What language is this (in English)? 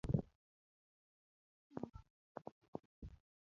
Luo (Kenya and Tanzania)